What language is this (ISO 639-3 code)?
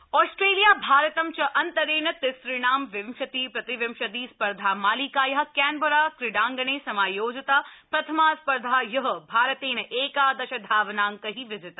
san